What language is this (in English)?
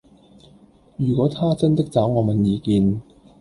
Cantonese